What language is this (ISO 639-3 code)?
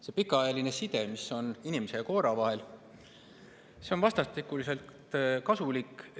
est